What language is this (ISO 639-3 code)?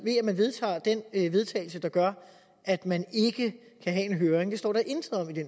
dan